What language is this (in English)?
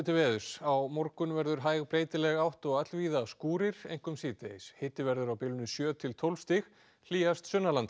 Icelandic